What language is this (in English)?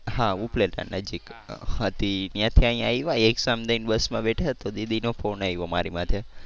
Gujarati